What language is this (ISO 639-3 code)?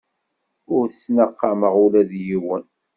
kab